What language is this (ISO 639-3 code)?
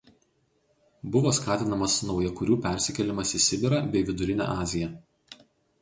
lit